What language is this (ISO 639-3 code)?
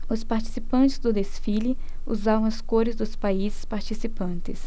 por